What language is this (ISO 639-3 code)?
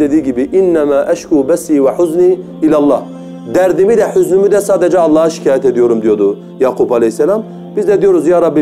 tur